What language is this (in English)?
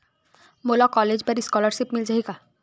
Chhattisgarhi